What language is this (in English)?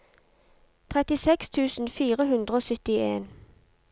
Norwegian